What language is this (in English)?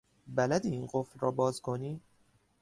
Persian